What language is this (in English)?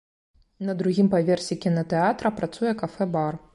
Belarusian